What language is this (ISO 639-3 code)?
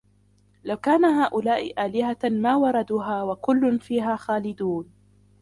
ara